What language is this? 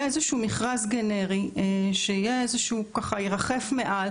Hebrew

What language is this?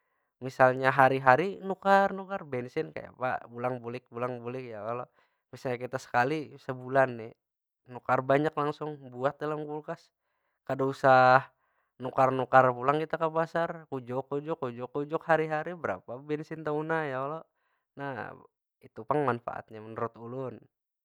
Banjar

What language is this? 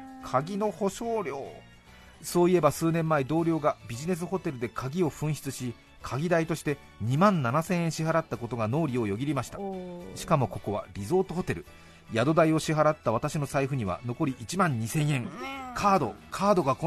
Japanese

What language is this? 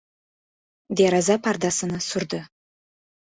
Uzbek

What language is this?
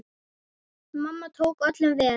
Icelandic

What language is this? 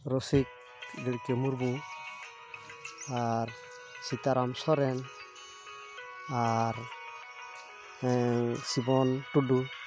Santali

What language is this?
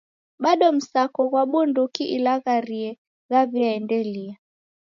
Taita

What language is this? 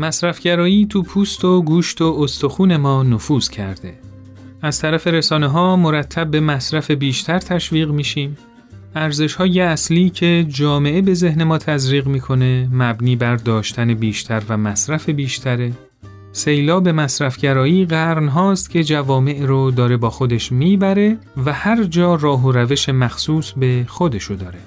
Persian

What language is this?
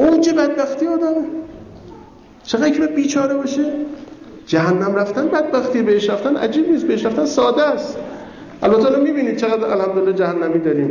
Persian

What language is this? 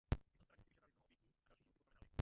Czech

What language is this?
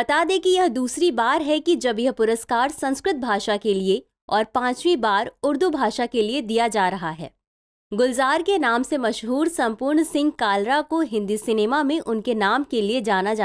Hindi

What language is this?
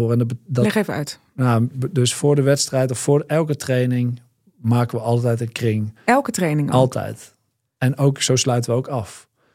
Dutch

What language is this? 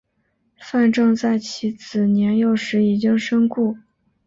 Chinese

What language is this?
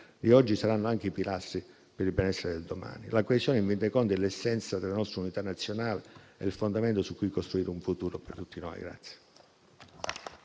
Italian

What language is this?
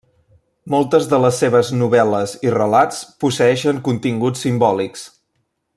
Catalan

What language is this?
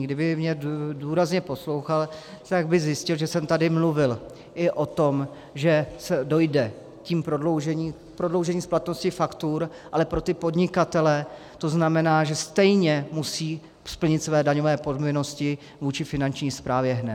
Czech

